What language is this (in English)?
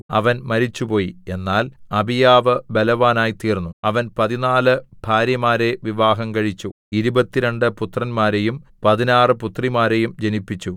Malayalam